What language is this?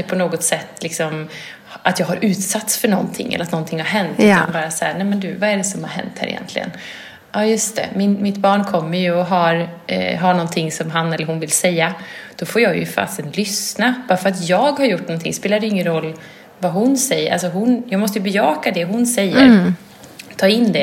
Swedish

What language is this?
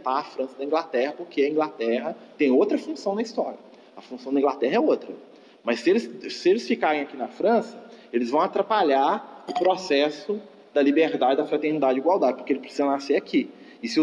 Portuguese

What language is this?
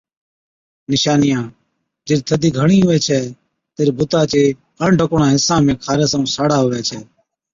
Od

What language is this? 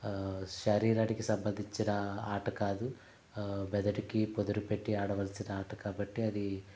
Telugu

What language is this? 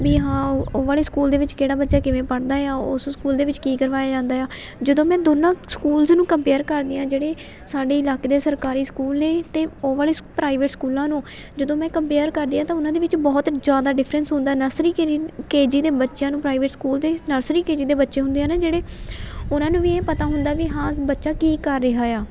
Punjabi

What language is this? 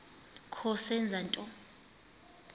Xhosa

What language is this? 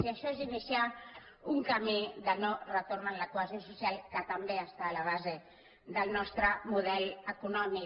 Catalan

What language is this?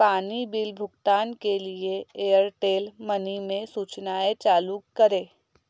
Hindi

